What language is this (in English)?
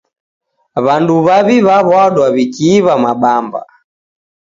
Taita